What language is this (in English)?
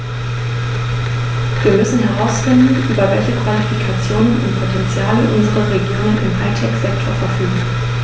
German